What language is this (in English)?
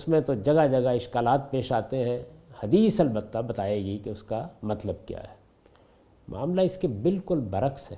Urdu